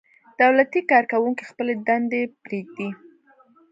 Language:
Pashto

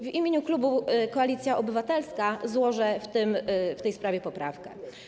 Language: Polish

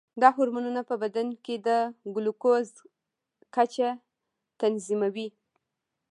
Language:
Pashto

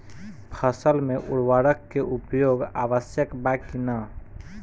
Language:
Bhojpuri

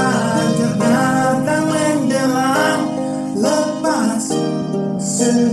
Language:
Indonesian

